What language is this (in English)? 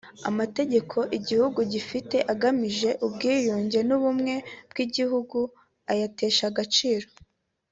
Kinyarwanda